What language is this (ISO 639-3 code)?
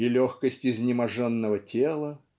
rus